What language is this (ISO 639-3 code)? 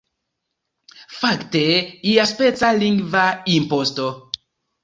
epo